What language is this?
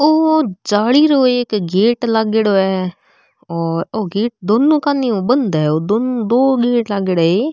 Marwari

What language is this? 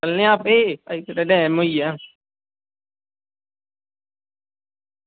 Dogri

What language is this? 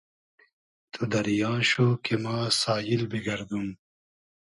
Hazaragi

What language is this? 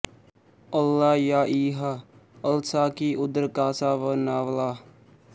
Punjabi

